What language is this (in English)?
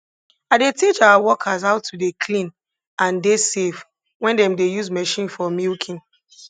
Nigerian Pidgin